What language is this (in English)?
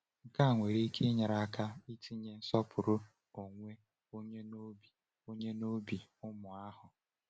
Igbo